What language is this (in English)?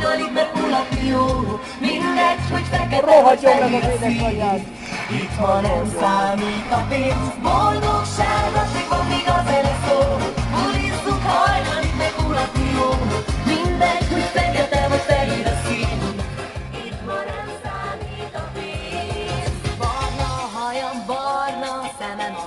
Ukrainian